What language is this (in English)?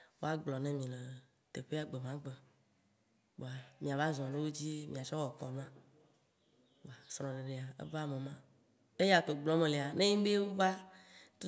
Waci Gbe